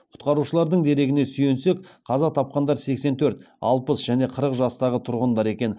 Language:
Kazakh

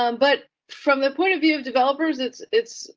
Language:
English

